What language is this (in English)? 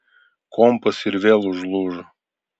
Lithuanian